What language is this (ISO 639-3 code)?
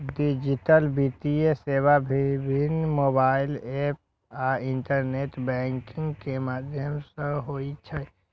mai